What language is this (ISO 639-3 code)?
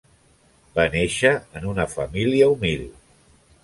cat